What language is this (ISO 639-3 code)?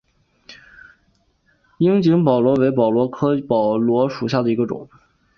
zho